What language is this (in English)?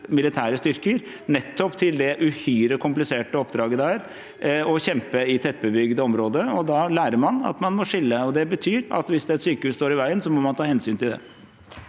Norwegian